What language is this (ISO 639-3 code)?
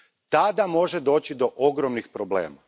hrv